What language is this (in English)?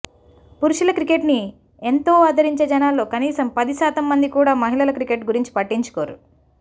Telugu